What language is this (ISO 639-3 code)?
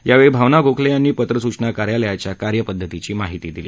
mar